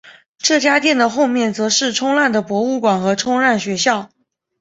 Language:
Chinese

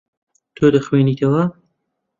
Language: Central Kurdish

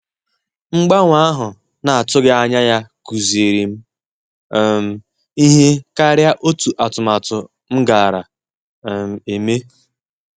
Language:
Igbo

